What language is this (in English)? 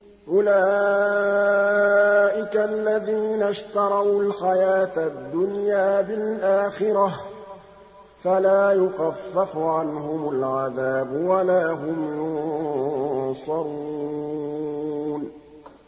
Arabic